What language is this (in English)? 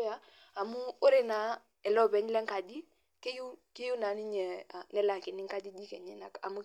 Masai